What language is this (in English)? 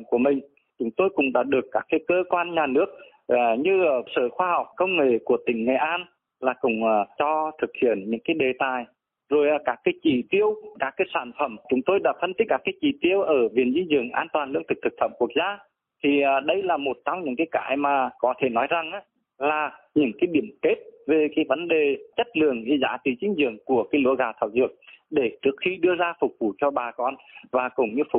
Vietnamese